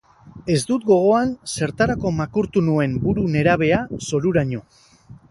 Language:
Basque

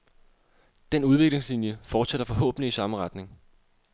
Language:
Danish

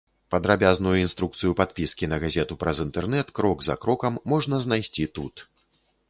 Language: Belarusian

